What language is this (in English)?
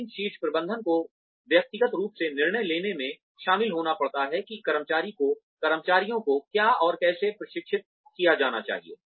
Hindi